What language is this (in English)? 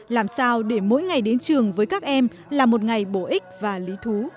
Vietnamese